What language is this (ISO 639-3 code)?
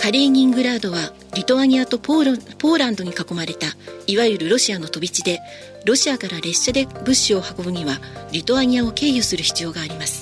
jpn